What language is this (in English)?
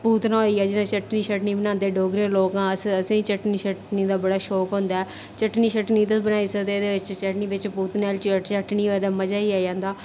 Dogri